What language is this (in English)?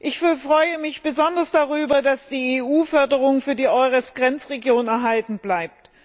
German